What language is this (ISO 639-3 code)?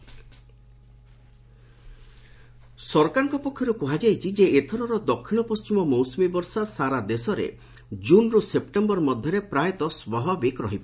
ori